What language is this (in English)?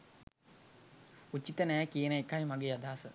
Sinhala